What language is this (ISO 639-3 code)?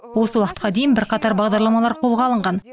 kaz